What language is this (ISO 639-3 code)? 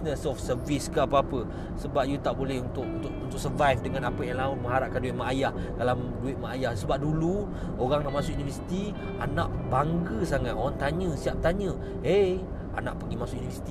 msa